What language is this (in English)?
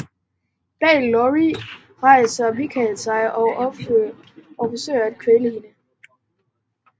Danish